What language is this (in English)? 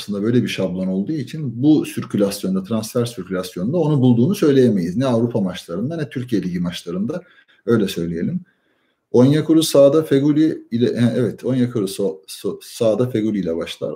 Turkish